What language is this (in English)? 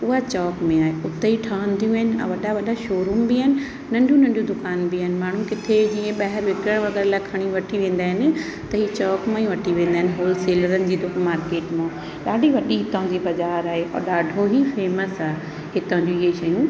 Sindhi